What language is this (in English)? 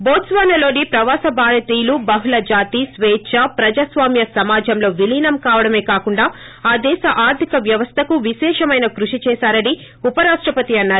Telugu